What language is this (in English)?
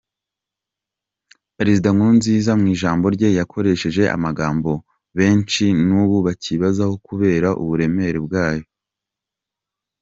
Kinyarwanda